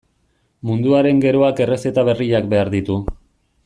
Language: Basque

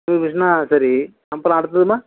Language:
Tamil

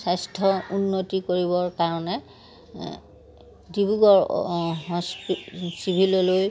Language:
Assamese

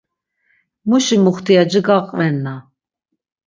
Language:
Laz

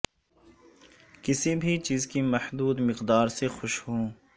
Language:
Urdu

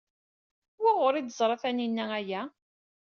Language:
Kabyle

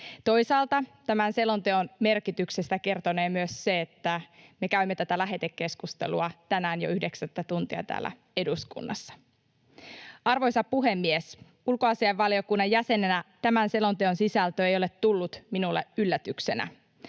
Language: Finnish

